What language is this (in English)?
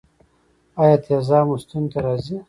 Pashto